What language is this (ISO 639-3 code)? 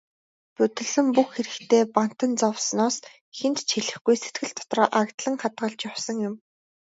mon